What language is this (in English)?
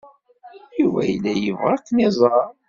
Kabyle